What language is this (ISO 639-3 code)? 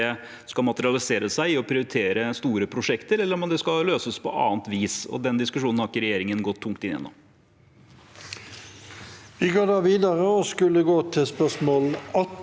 nor